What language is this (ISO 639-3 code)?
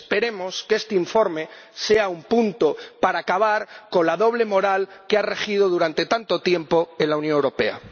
spa